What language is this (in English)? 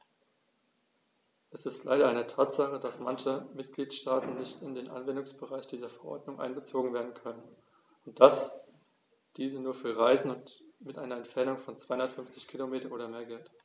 German